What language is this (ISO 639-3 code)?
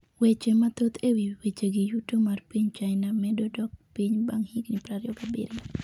luo